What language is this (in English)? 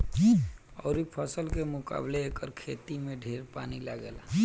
Bhojpuri